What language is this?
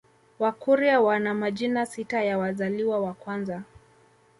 Swahili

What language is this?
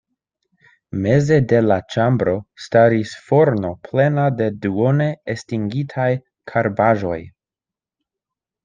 Esperanto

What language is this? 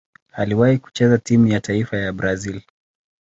Swahili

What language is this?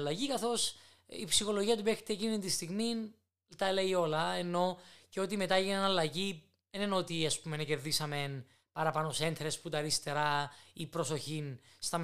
Greek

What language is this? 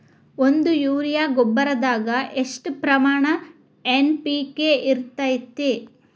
Kannada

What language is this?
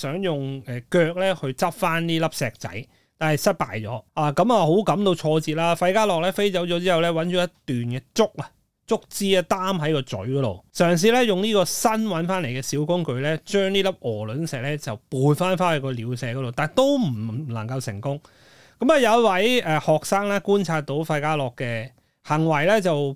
Chinese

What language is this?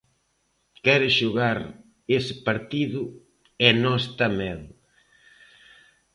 Galician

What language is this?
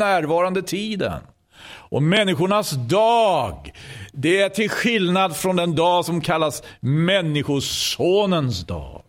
Swedish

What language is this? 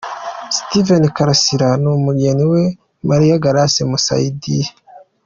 Kinyarwanda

